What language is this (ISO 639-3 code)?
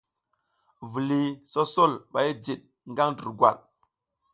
giz